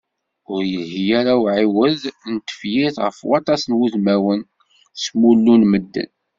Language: Kabyle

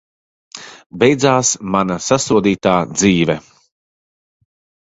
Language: Latvian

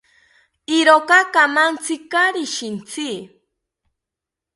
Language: South Ucayali Ashéninka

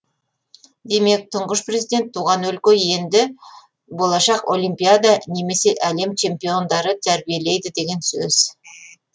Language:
Kazakh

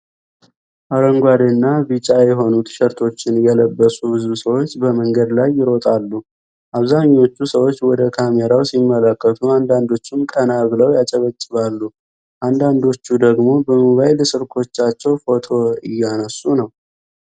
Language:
Amharic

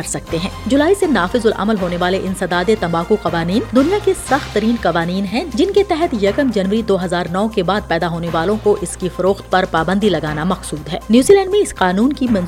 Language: Urdu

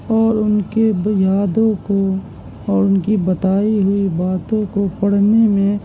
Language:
Urdu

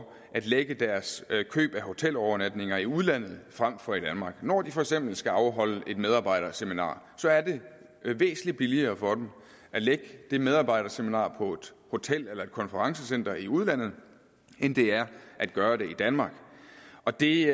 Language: Danish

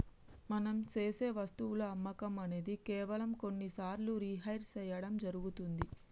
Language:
Telugu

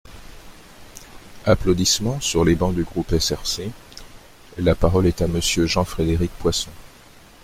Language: French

